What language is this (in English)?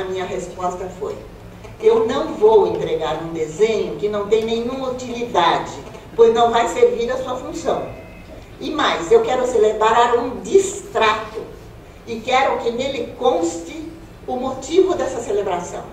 Portuguese